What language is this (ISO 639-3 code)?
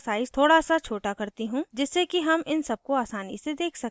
hin